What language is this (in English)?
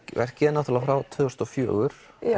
Icelandic